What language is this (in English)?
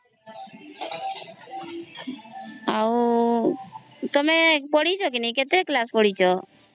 Odia